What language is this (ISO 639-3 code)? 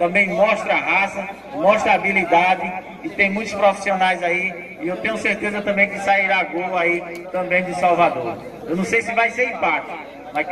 por